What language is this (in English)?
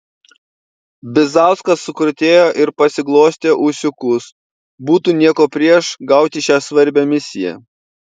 Lithuanian